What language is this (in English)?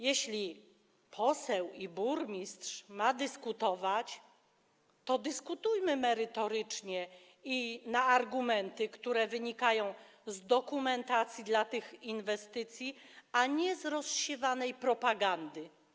Polish